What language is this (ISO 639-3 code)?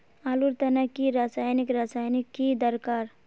mag